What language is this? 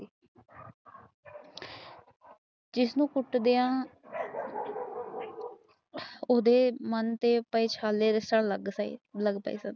Punjabi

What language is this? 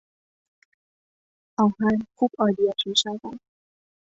Persian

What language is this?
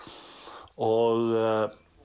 Icelandic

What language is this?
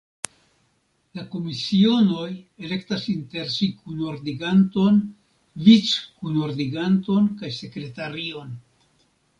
Esperanto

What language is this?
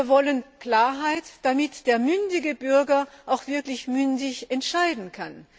German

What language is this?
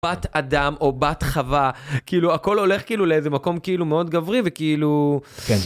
Hebrew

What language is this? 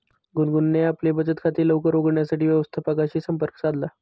Marathi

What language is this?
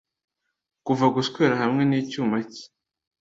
Kinyarwanda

